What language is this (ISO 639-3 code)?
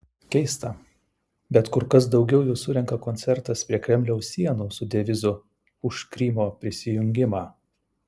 lit